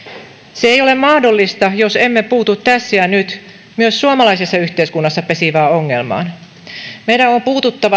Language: Finnish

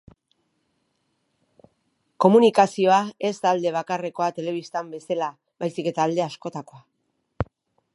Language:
Basque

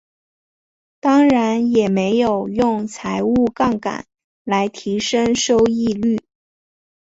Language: Chinese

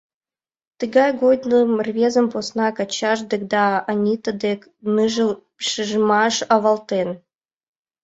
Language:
Mari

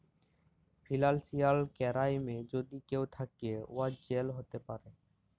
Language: Bangla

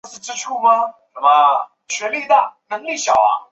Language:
Chinese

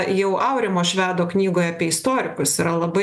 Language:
Lithuanian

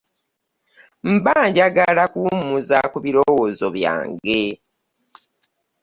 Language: Ganda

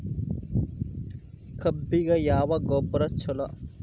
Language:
Kannada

